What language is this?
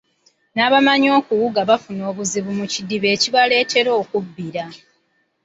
Ganda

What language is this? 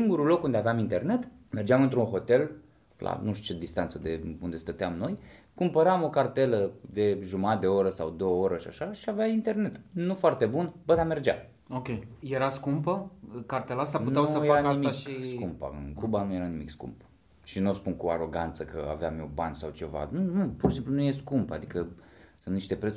Romanian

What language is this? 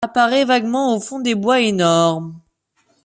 French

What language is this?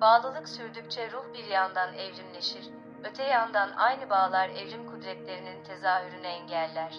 Turkish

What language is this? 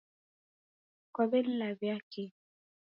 Taita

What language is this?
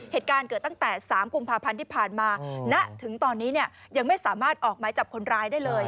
Thai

